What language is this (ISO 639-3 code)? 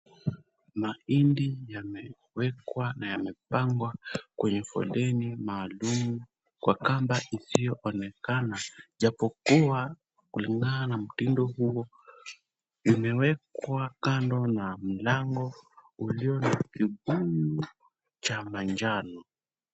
swa